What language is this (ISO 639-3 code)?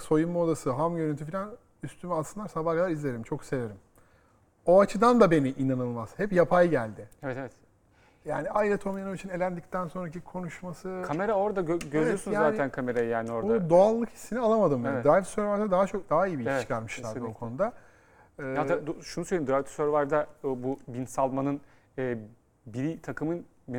tur